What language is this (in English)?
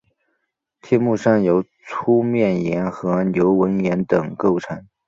Chinese